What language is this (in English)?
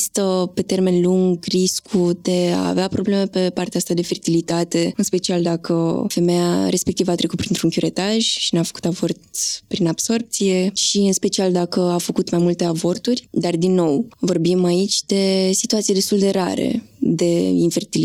Romanian